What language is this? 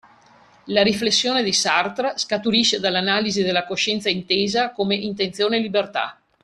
Italian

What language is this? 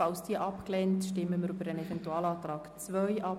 Swiss German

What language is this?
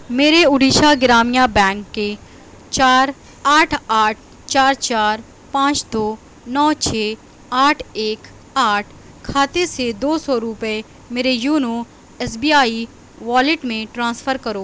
Urdu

